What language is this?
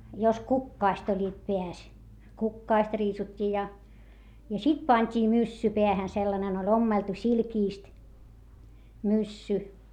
Finnish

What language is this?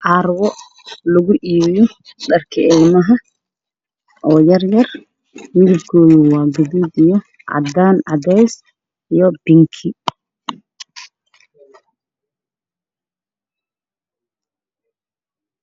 Somali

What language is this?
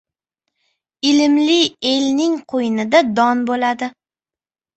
Uzbek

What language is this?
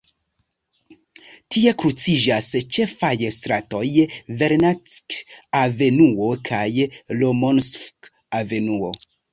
Esperanto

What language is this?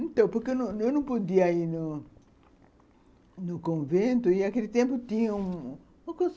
Portuguese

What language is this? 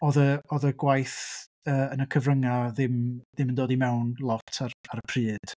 Welsh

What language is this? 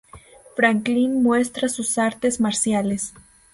Spanish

